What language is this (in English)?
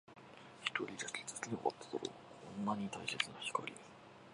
Japanese